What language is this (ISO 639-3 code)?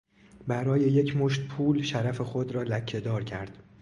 fas